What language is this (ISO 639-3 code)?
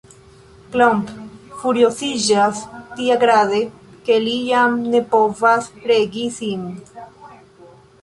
epo